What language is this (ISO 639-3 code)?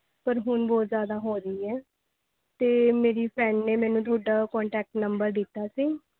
pan